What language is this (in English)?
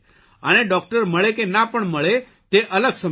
Gujarati